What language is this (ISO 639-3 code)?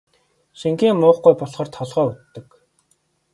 mon